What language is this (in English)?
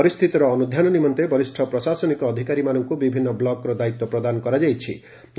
Odia